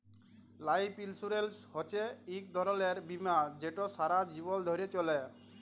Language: Bangla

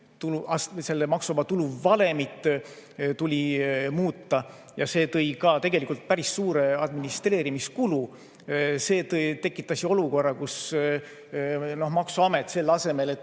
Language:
Estonian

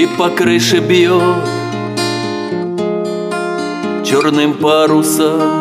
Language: Russian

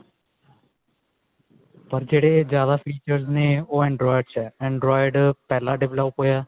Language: Punjabi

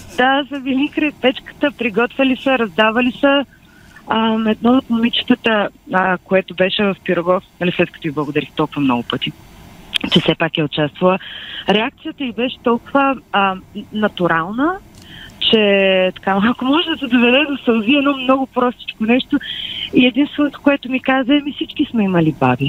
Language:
Bulgarian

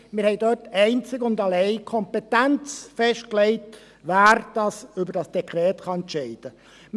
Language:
Swiss German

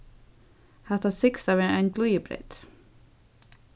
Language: Faroese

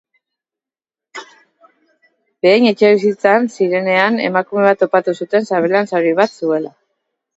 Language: Basque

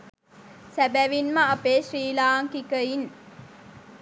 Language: Sinhala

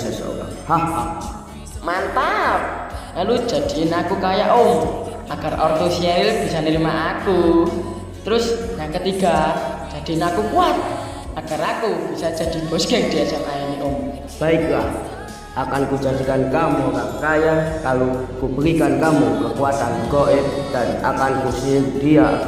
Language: Indonesian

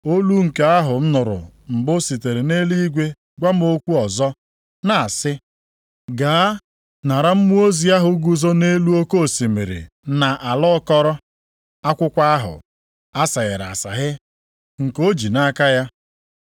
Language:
Igbo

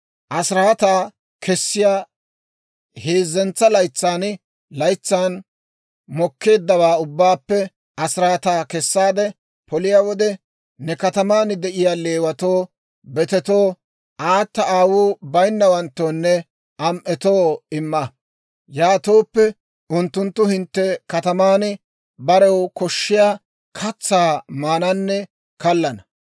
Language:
Dawro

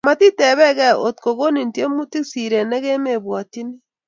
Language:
Kalenjin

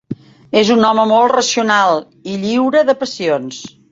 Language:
Catalan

